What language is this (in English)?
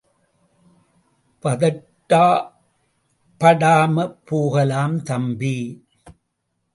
Tamil